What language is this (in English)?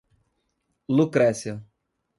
Portuguese